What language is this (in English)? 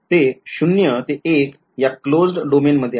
Marathi